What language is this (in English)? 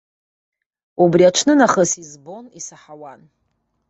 Abkhazian